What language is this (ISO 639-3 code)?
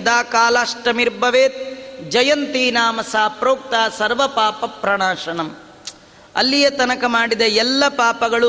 kan